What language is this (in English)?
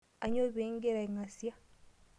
Masai